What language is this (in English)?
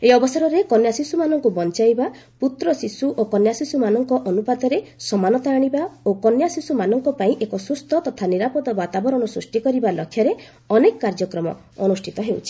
Odia